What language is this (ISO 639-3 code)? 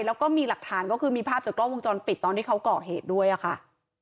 tha